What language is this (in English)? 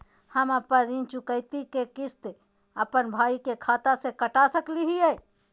Magahi